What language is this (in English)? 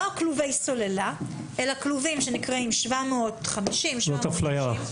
Hebrew